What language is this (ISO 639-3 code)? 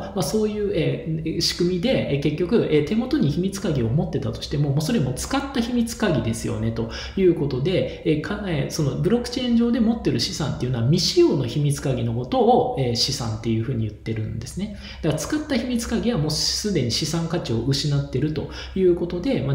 jpn